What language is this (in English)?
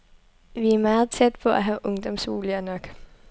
Danish